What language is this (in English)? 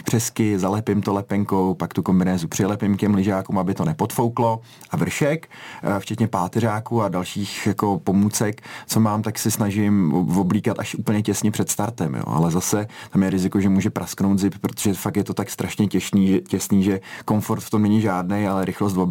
Czech